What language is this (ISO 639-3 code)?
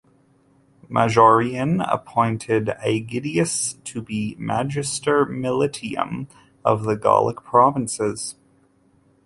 eng